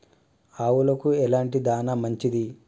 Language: Telugu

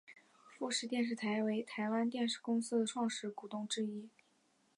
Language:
Chinese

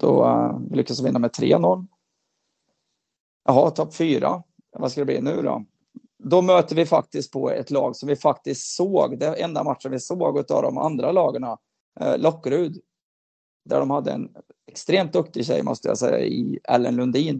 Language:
Swedish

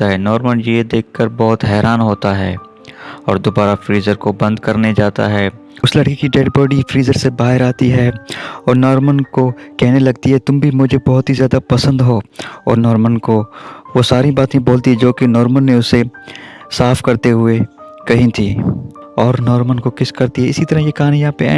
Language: Hindi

